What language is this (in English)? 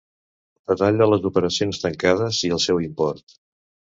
Catalan